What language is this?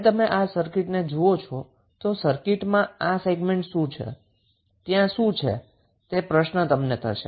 Gujarati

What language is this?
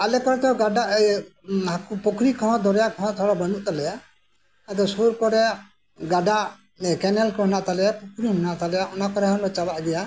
Santali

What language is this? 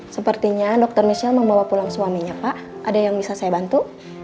Indonesian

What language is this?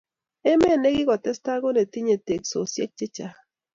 Kalenjin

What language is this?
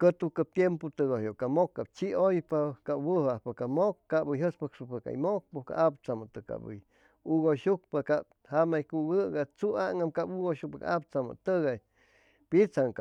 Chimalapa Zoque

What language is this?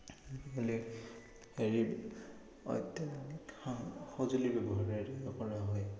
Assamese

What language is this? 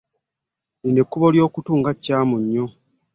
Ganda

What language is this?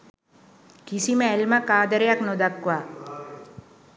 Sinhala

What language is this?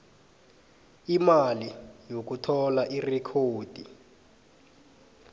South Ndebele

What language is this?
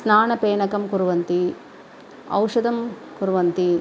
Sanskrit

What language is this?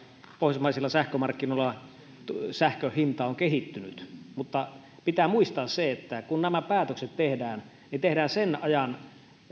Finnish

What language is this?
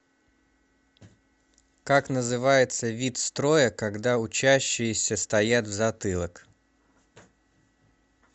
Russian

